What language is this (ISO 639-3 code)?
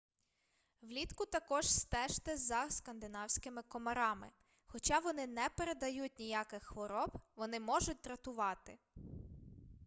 ukr